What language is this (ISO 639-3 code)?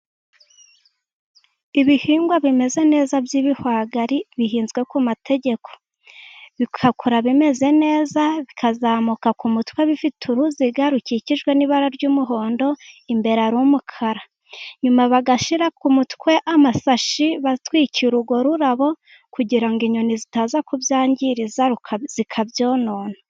kin